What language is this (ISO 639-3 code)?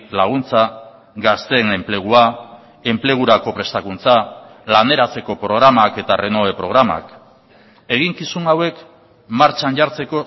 eus